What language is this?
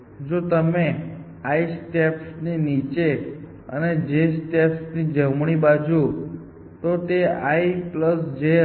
Gujarati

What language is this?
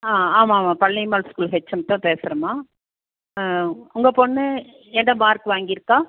Tamil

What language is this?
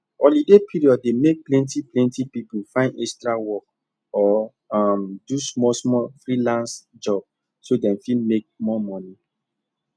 Nigerian Pidgin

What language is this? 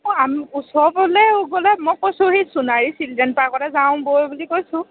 Assamese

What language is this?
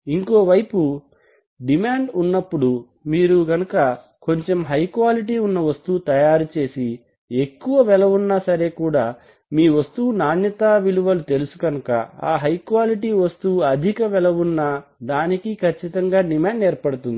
Telugu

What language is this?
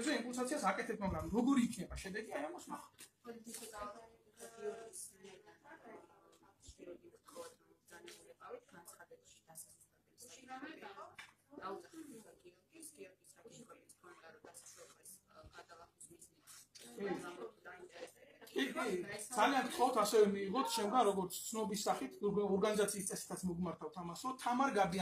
Romanian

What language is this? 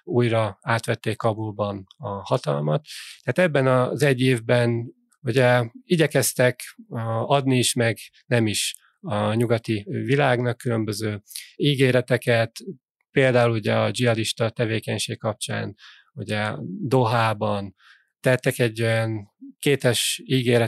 Hungarian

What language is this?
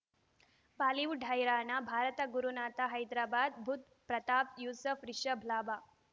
Kannada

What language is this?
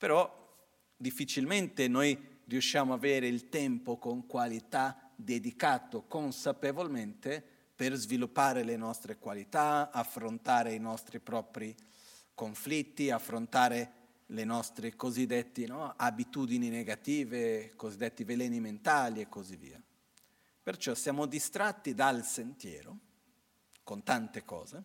Italian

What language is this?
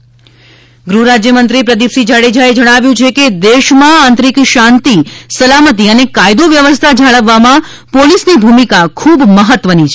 Gujarati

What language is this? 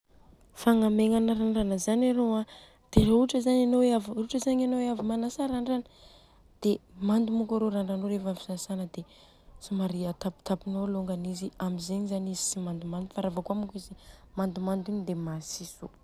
Southern Betsimisaraka Malagasy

